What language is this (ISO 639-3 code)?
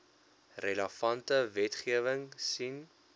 afr